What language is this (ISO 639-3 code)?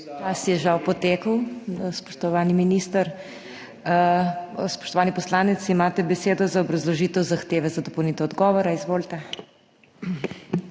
slv